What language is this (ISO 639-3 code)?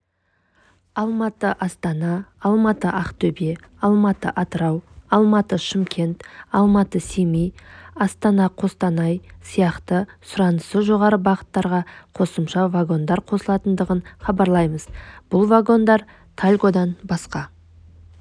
kaz